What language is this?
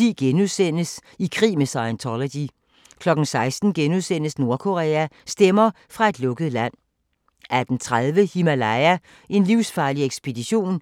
Danish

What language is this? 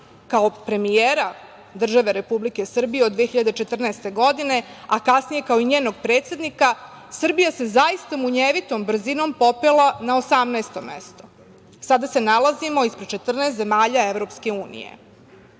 Serbian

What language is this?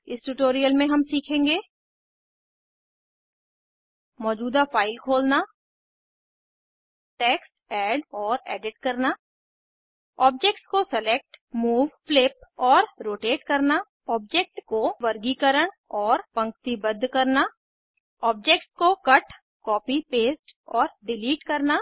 Hindi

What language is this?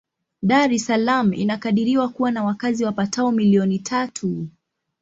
Swahili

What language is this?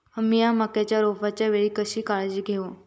Marathi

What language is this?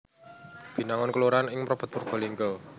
Javanese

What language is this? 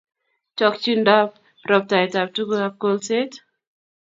Kalenjin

